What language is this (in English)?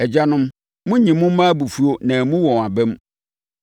Akan